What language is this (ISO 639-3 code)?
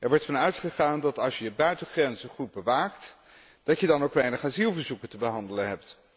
nld